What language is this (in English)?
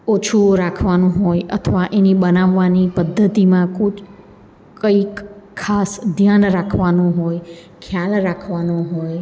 Gujarati